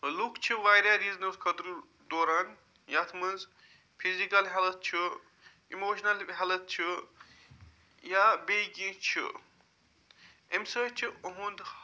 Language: Kashmiri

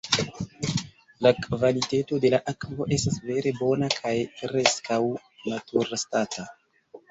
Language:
Esperanto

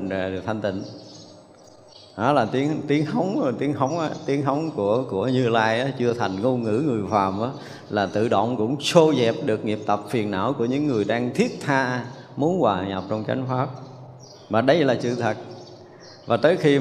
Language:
Vietnamese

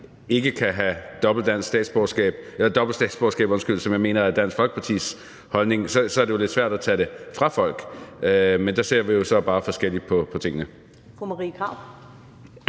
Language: Danish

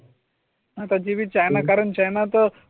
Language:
Marathi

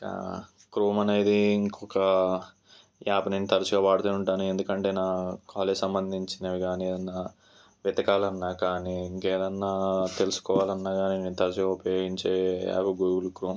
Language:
Telugu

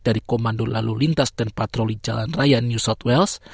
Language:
Indonesian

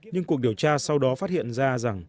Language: Vietnamese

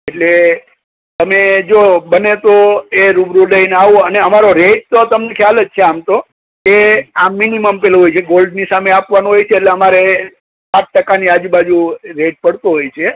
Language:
Gujarati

